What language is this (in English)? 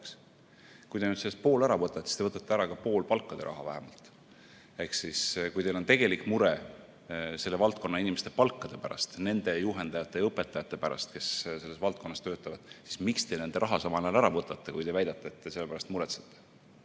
Estonian